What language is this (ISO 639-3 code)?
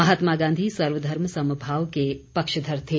hin